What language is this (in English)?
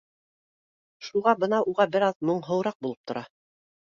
Bashkir